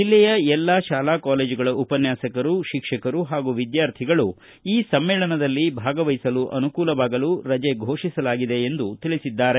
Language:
Kannada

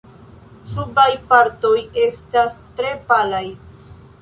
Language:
Esperanto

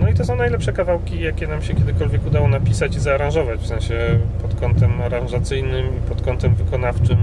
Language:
Polish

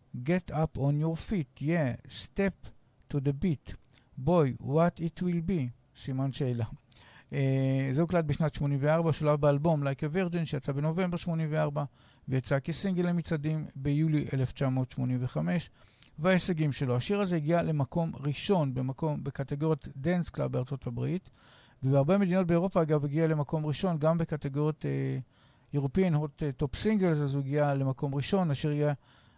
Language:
Hebrew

